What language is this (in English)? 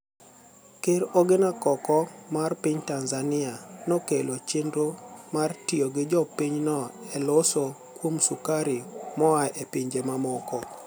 Luo (Kenya and Tanzania)